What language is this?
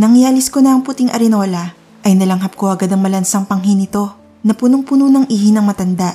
Filipino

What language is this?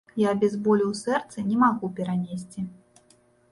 Belarusian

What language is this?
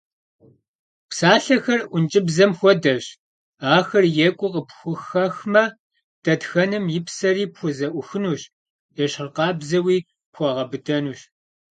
Kabardian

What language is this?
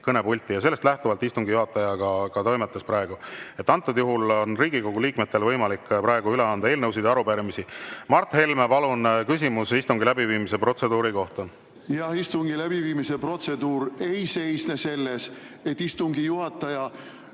Estonian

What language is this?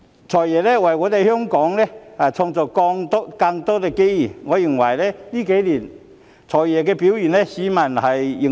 Cantonese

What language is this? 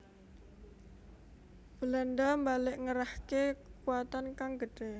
Javanese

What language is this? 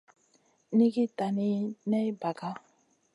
Masana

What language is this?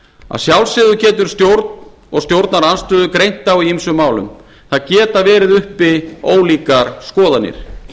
Icelandic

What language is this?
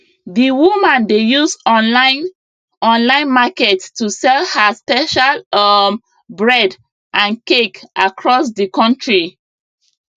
Nigerian Pidgin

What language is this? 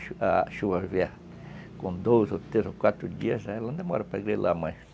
Portuguese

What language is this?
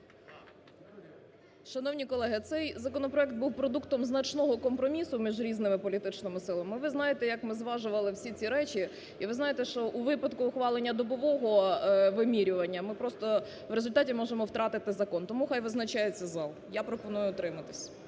Ukrainian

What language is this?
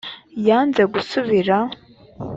Kinyarwanda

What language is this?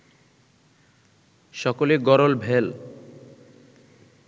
Bangla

